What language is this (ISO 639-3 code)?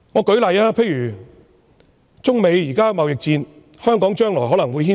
yue